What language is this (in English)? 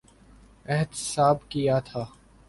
Urdu